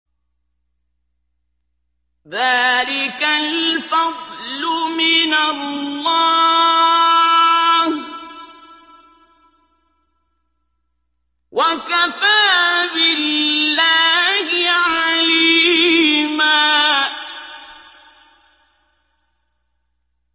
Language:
Arabic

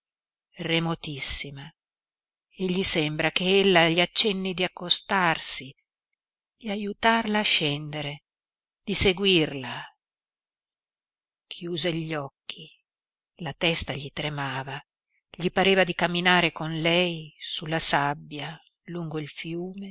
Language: Italian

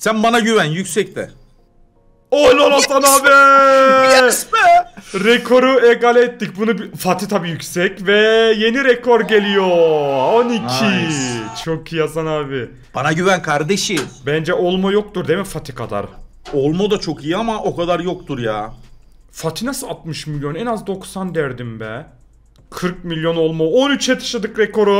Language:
Turkish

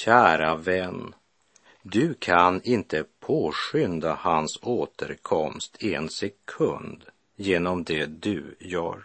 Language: Swedish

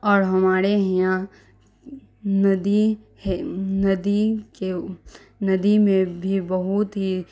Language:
Urdu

